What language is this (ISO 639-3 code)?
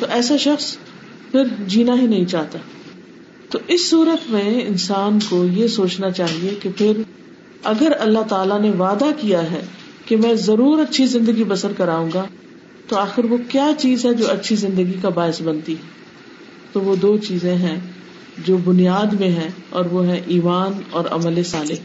urd